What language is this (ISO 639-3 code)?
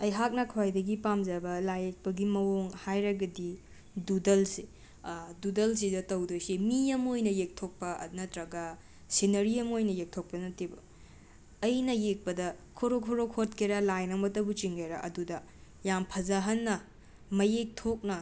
mni